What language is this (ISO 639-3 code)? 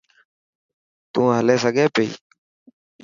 mki